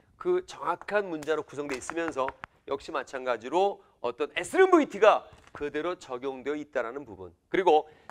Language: Korean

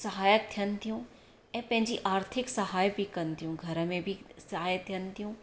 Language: Sindhi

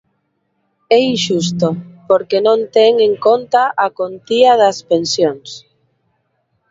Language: Galician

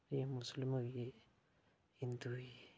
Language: Dogri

